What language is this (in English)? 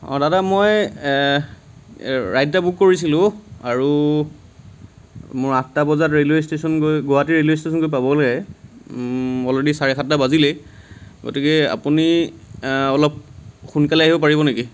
Assamese